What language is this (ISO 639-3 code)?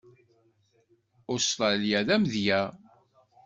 kab